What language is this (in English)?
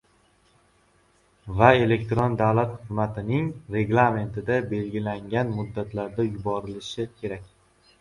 Uzbek